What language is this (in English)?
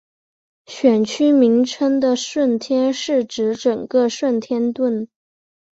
Chinese